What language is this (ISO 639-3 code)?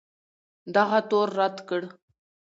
pus